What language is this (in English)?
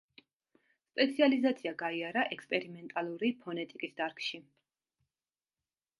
Georgian